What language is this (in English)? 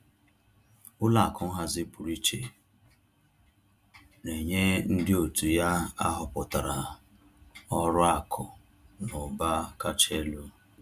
Igbo